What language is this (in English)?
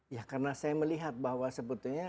Indonesian